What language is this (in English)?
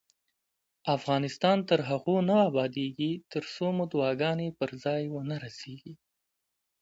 Pashto